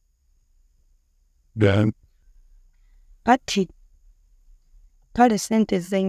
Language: Tooro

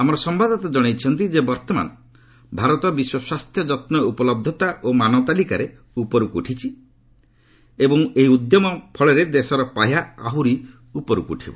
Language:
Odia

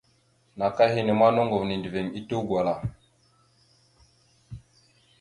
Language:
Mada (Cameroon)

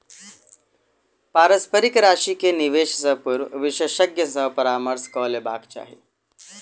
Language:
Maithili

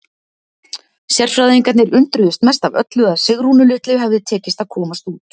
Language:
Icelandic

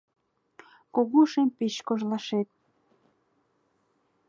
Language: Mari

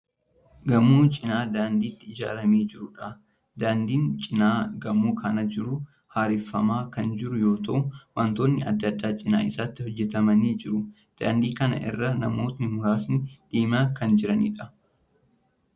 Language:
Oromo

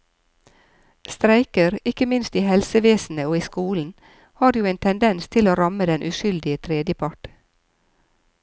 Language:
Norwegian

